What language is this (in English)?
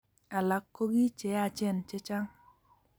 Kalenjin